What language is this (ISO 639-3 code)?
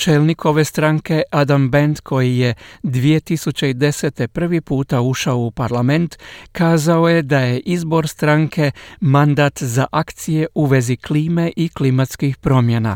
hrv